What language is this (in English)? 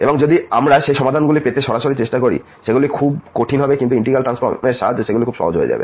Bangla